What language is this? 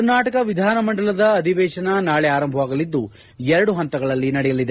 Kannada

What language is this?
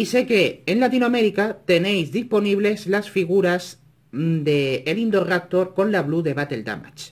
Spanish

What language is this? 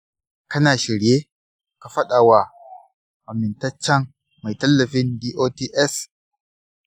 Hausa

